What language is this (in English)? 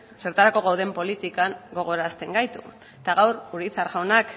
Basque